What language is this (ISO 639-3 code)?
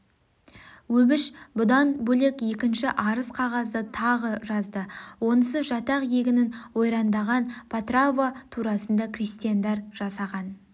kaz